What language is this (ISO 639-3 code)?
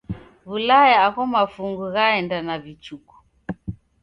dav